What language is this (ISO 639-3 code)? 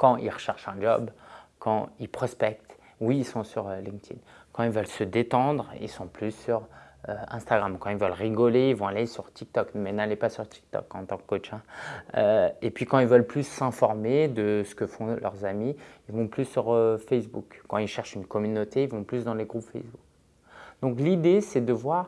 fra